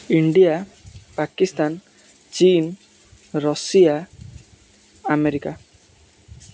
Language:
Odia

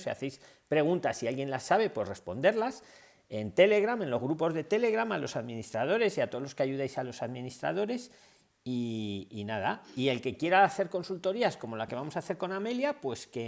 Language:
Spanish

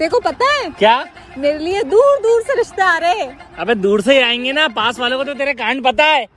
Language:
Hindi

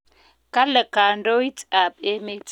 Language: Kalenjin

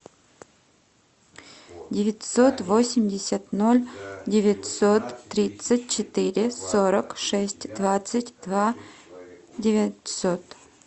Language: Russian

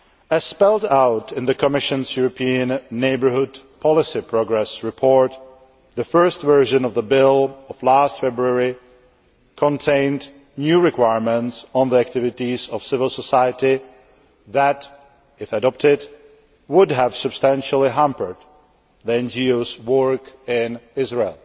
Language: English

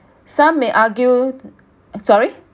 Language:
English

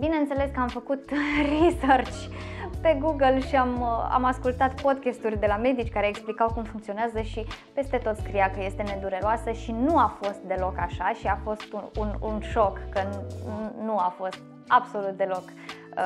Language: Romanian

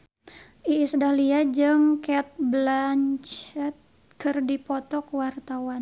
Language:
Sundanese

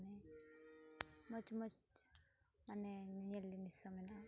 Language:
Santali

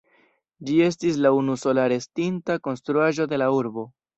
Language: Esperanto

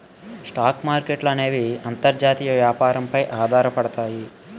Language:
Telugu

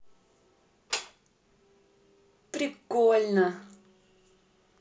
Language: Russian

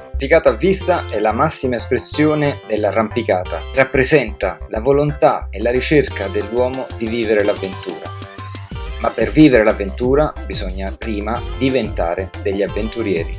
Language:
Italian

